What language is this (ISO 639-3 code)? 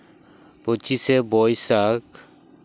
sat